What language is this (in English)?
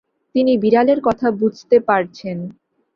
Bangla